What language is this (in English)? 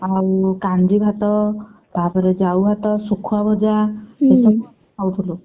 Odia